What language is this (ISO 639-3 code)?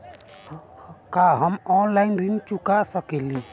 bho